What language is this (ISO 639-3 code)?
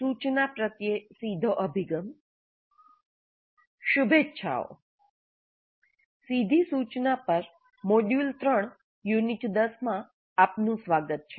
guj